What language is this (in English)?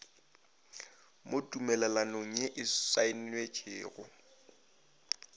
Northern Sotho